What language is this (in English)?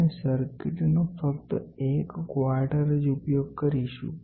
Gujarati